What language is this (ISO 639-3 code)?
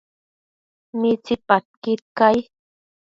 mcf